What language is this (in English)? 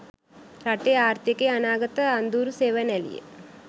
Sinhala